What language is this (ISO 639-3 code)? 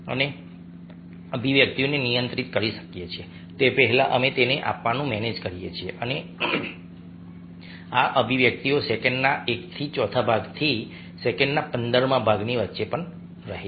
guj